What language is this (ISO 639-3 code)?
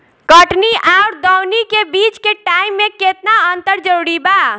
bho